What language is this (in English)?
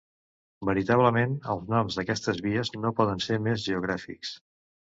Catalan